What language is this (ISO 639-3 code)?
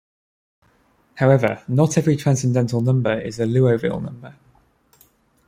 eng